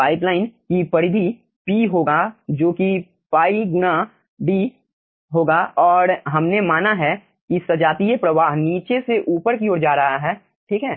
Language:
Hindi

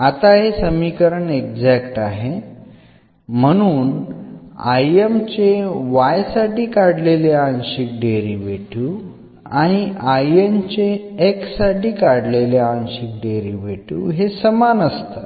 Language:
Marathi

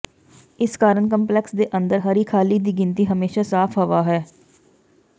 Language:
Punjabi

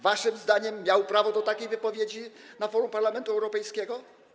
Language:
Polish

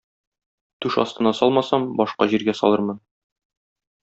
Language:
Tatar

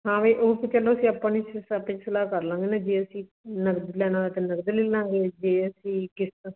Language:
Punjabi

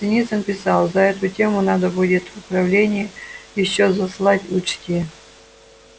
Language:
Russian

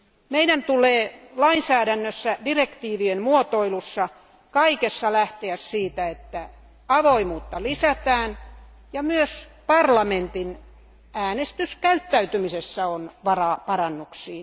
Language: Finnish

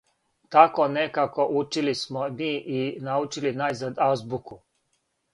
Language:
Serbian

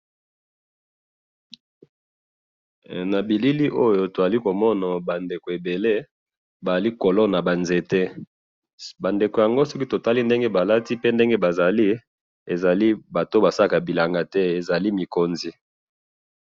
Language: Lingala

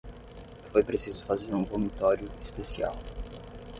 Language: Portuguese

